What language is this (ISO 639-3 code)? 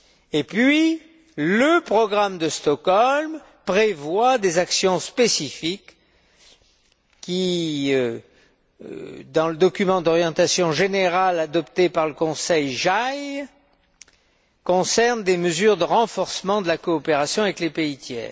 fra